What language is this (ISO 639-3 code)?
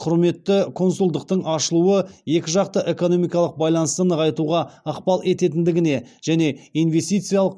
kaz